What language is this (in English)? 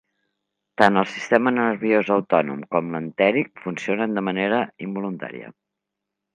Catalan